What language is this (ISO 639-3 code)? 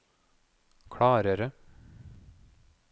nor